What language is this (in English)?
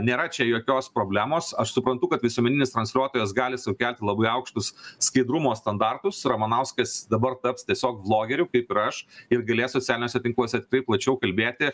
Lithuanian